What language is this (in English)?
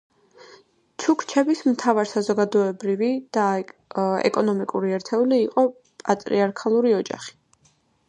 Georgian